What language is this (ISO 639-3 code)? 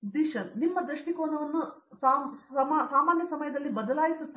kan